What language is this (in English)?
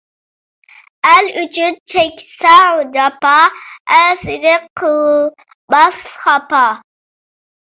Uyghur